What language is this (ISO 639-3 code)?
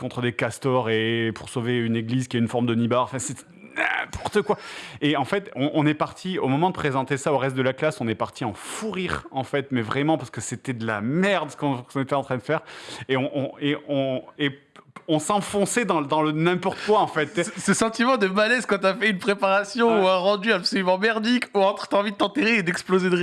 fra